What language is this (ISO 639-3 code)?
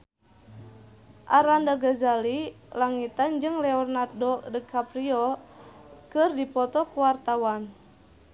sun